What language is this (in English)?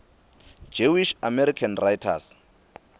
Swati